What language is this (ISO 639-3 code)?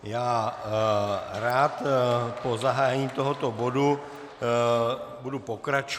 ces